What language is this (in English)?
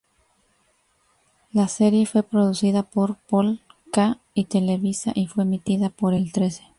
Spanish